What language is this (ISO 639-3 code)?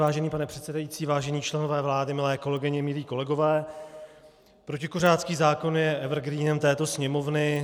ces